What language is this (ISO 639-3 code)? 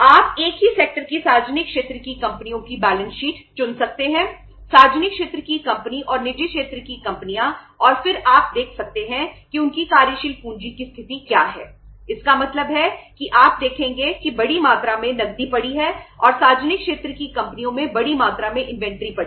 hin